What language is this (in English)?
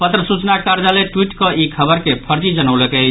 Maithili